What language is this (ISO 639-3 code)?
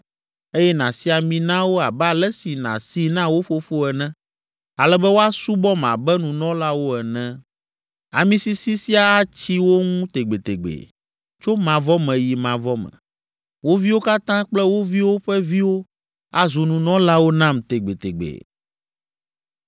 ewe